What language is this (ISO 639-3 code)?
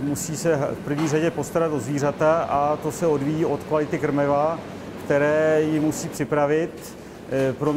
ces